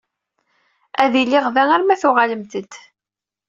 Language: Kabyle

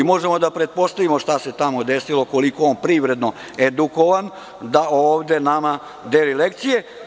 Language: Serbian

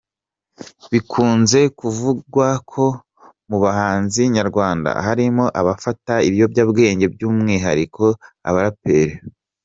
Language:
Kinyarwanda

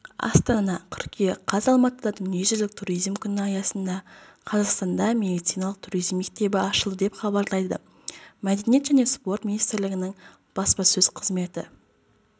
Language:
Kazakh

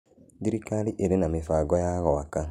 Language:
Kikuyu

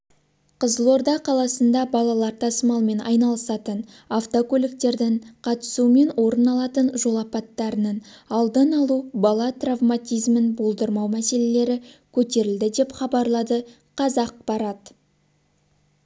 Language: Kazakh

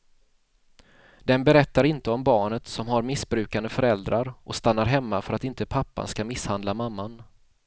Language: Swedish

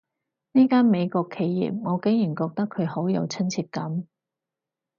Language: Cantonese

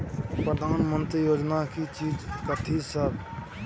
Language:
Maithili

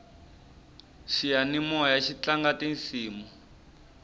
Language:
Tsonga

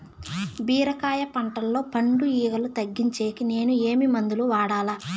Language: Telugu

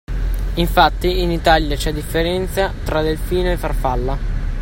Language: Italian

